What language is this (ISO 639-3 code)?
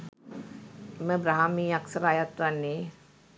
sin